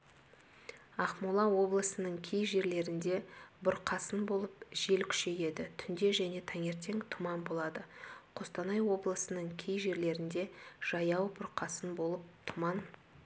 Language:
Kazakh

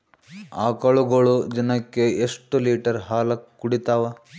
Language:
Kannada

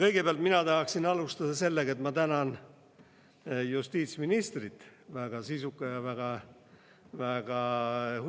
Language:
Estonian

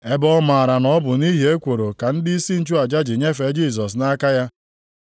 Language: Igbo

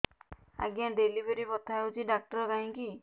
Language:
Odia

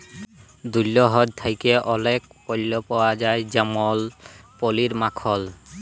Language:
Bangla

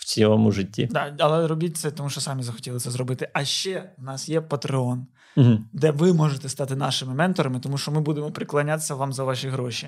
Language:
Ukrainian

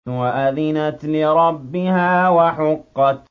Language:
Arabic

